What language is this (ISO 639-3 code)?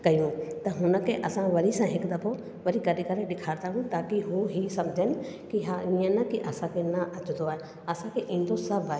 snd